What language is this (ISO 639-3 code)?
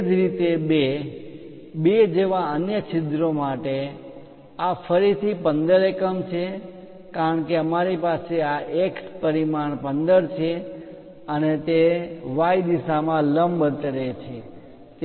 guj